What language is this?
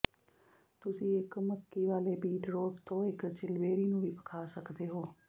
Punjabi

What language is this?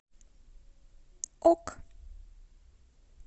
Russian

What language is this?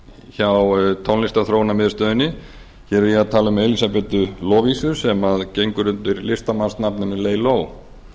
Icelandic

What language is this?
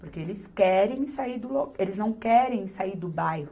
Portuguese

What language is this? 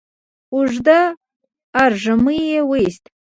Pashto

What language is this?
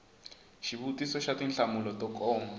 Tsonga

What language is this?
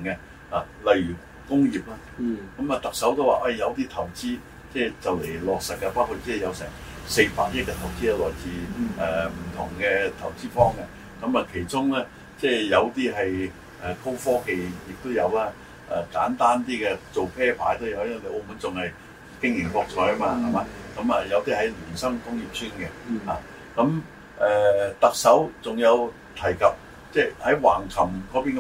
Chinese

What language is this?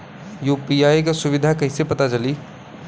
Bhojpuri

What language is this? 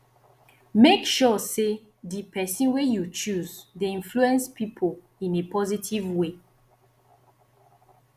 Nigerian Pidgin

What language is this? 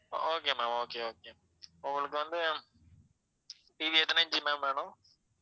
Tamil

